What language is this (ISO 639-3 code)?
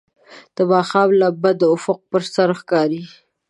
pus